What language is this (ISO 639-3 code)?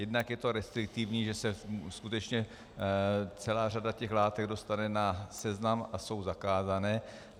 ces